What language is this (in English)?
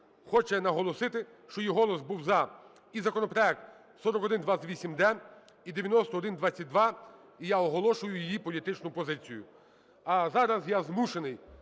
Ukrainian